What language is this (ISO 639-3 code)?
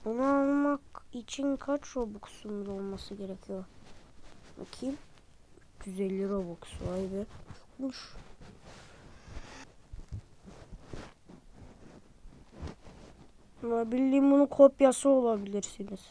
tur